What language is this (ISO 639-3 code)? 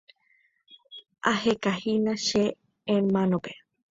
grn